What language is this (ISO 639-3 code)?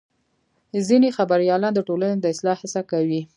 pus